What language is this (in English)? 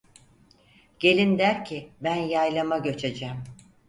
Turkish